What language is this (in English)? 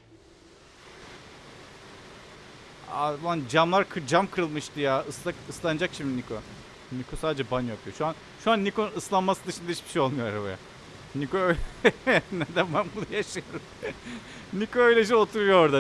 Turkish